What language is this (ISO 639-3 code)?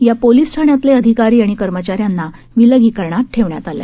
mar